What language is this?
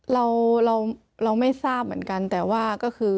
Thai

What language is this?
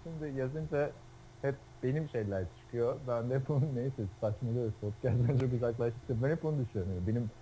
Turkish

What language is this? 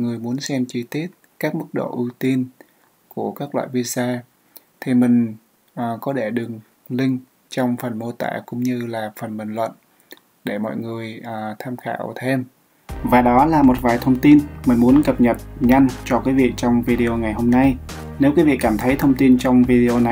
Vietnamese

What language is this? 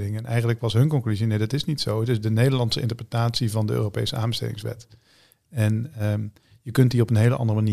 Dutch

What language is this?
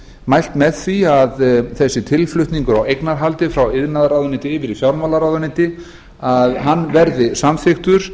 Icelandic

